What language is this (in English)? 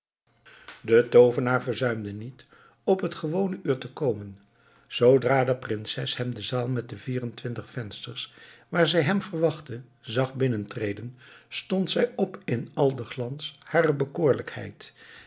Dutch